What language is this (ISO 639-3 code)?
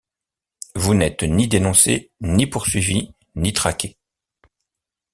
fra